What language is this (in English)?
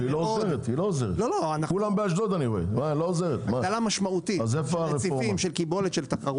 Hebrew